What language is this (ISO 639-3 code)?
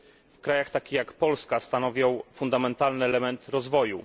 pol